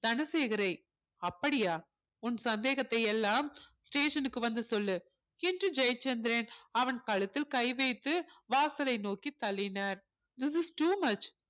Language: Tamil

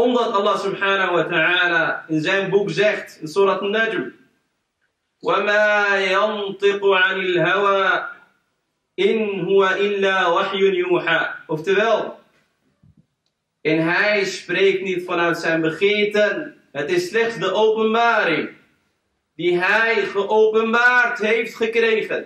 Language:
Dutch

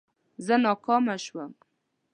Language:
Pashto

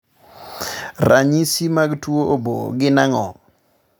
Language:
Luo (Kenya and Tanzania)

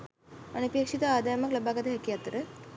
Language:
Sinhala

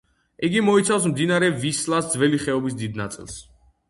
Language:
Georgian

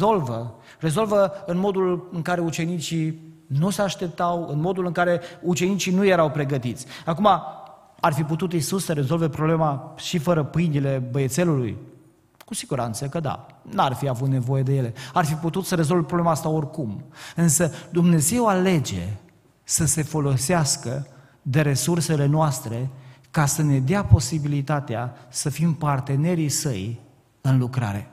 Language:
Romanian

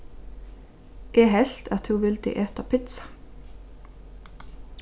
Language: Faroese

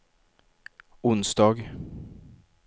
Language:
Swedish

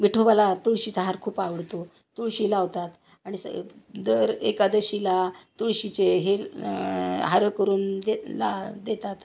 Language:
Marathi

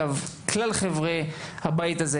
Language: Hebrew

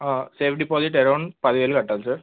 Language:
Telugu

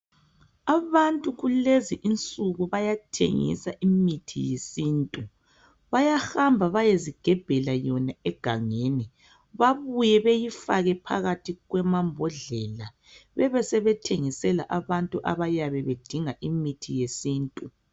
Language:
North Ndebele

